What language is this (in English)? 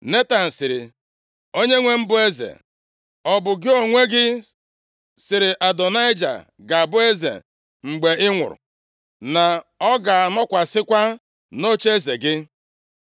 Igbo